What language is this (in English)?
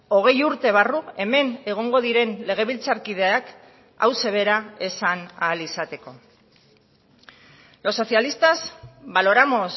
Basque